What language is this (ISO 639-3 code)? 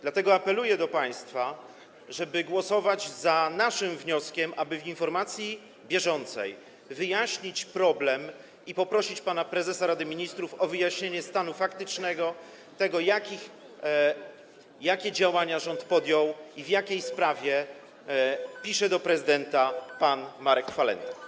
pol